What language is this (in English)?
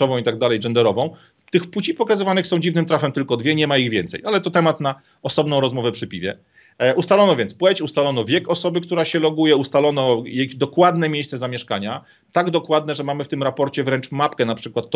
Polish